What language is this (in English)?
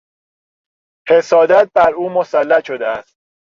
Persian